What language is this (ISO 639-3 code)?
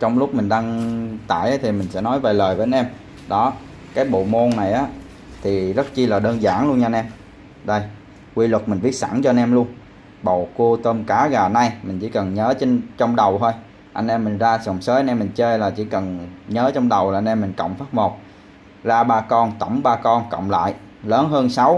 vie